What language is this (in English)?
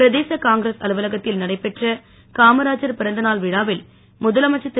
Tamil